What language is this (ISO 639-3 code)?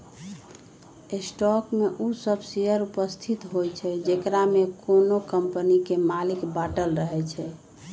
mag